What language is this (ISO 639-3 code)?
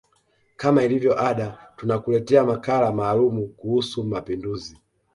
swa